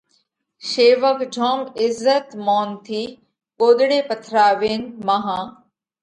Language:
Parkari Koli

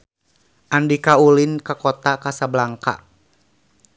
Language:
Sundanese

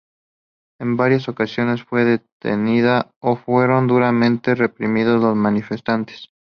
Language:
Spanish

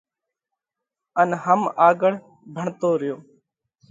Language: Parkari Koli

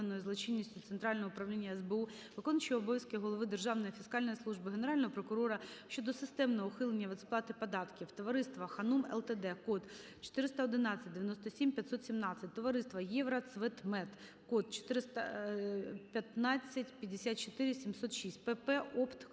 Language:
Ukrainian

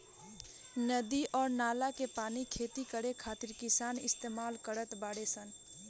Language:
Bhojpuri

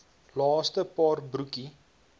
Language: Afrikaans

